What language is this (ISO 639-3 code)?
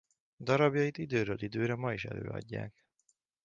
hun